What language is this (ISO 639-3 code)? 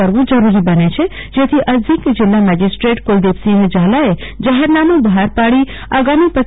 guj